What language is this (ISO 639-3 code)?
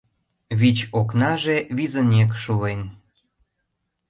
chm